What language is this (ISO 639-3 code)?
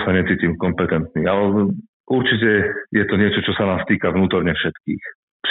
slk